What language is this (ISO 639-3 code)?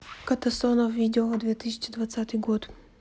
rus